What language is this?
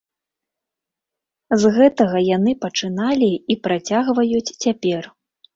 Belarusian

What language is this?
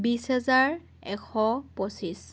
Assamese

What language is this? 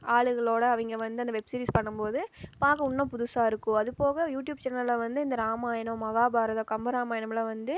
Tamil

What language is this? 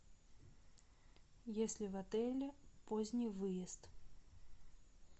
Russian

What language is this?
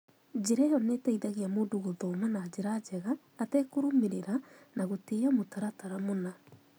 Kikuyu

